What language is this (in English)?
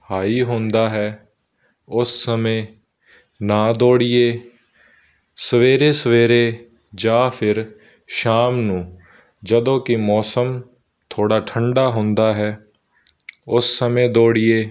Punjabi